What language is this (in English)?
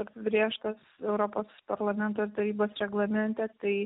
Lithuanian